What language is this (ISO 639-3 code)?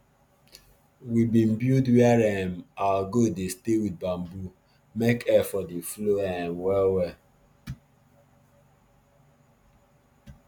pcm